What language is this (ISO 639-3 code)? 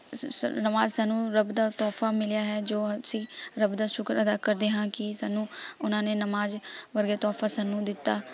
pan